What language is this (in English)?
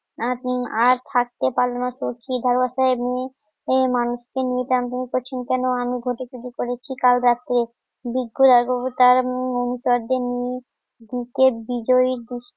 Bangla